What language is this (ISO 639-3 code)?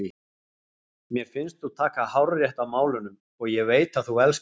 isl